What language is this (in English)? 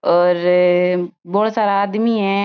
Marwari